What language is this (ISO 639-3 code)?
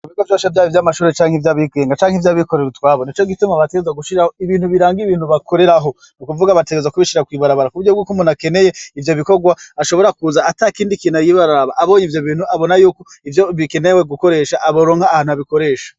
run